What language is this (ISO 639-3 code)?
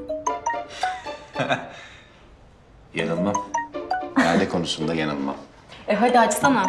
tur